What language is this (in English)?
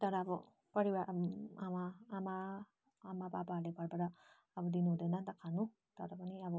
Nepali